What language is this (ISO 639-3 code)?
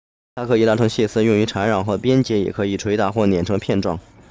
zho